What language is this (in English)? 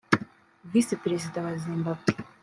Kinyarwanda